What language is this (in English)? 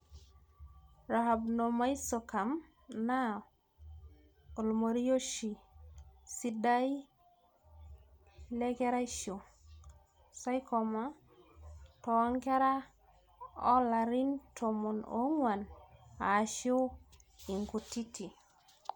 Masai